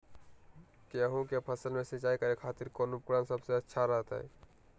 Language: Magahi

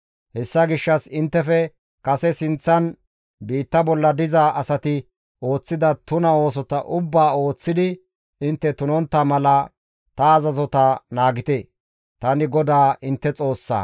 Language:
Gamo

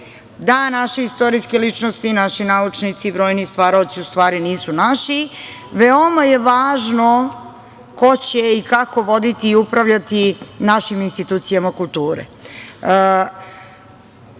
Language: Serbian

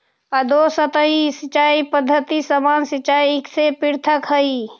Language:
Magahi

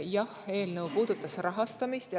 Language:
Estonian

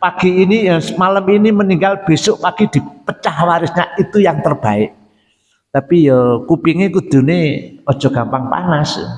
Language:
Indonesian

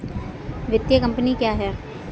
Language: Hindi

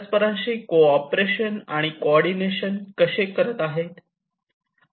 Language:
Marathi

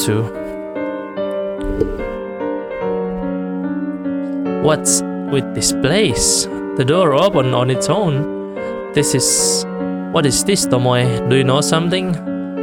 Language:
Indonesian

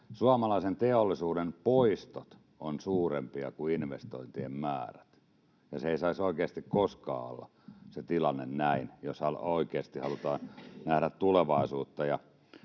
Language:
Finnish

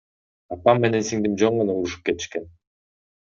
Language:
Kyrgyz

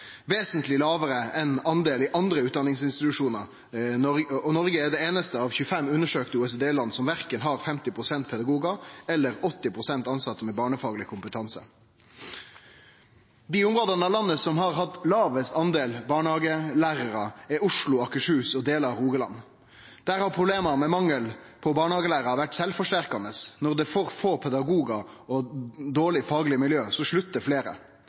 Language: Norwegian Nynorsk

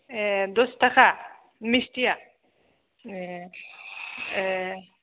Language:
Bodo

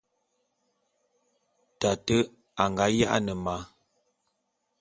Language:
Bulu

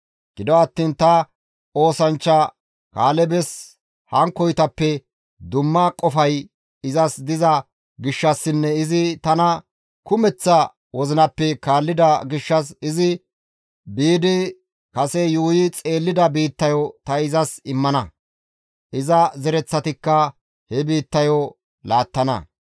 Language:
Gamo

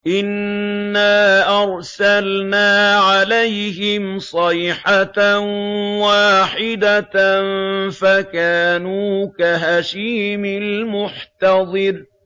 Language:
Arabic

